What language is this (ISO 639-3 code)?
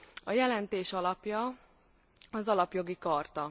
hun